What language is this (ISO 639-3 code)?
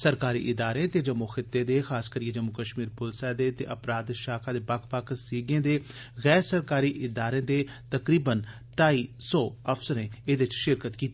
doi